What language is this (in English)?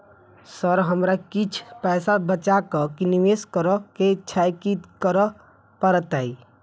Maithili